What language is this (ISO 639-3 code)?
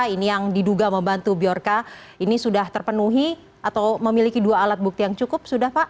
ind